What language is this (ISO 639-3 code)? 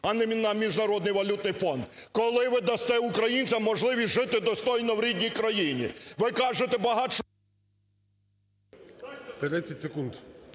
ukr